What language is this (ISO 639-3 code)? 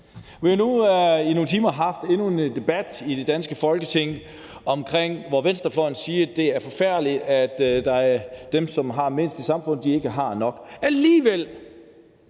dan